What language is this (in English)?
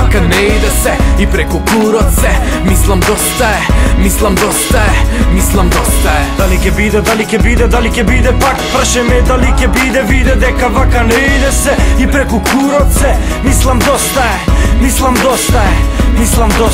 Romanian